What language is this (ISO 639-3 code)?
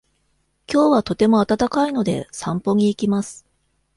jpn